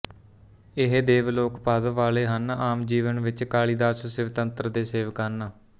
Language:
Punjabi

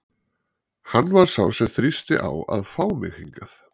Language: Icelandic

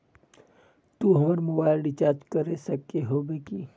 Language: Magahi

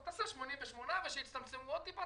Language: Hebrew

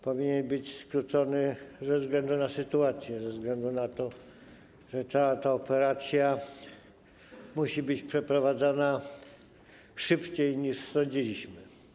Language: Polish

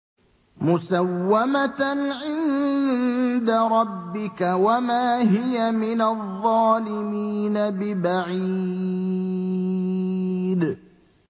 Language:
Arabic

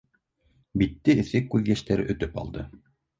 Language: Bashkir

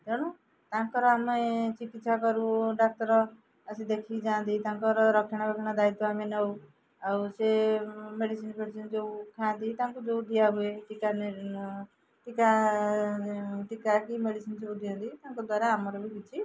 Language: Odia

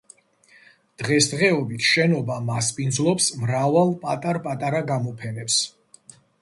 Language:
Georgian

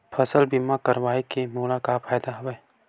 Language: Chhattisgarhi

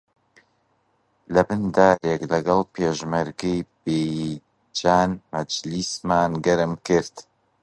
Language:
Central Kurdish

